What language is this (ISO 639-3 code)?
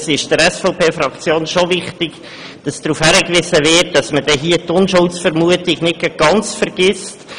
gsw